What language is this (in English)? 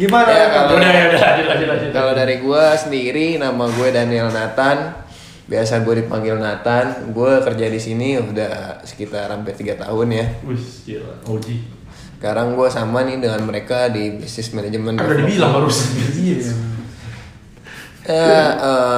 Indonesian